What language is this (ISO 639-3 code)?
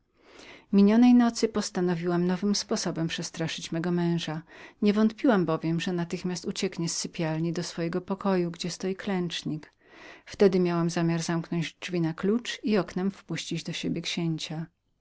pol